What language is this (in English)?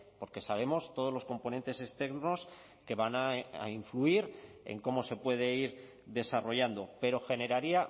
Spanish